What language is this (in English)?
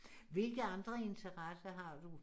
Danish